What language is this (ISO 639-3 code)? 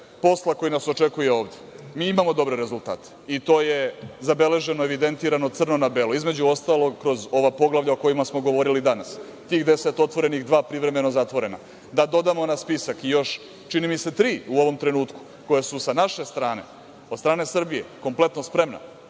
srp